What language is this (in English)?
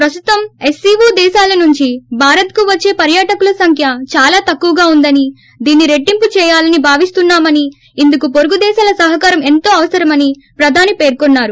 Telugu